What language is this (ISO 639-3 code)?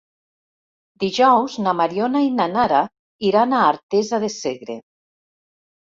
cat